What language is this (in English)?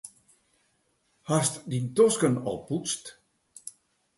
Western Frisian